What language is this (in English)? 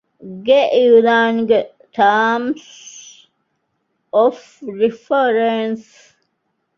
Divehi